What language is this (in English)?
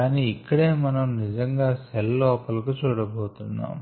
Telugu